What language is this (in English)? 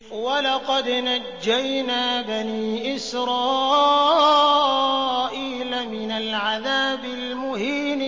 Arabic